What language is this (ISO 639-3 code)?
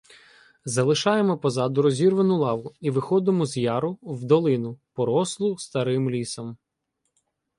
ukr